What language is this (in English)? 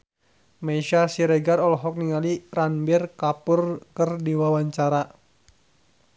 Sundanese